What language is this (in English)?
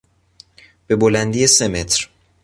Persian